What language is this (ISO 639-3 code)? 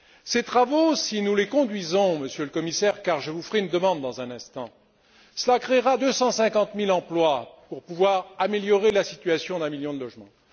fra